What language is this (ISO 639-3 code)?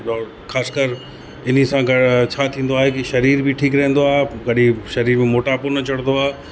snd